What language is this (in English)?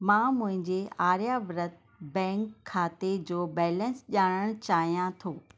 Sindhi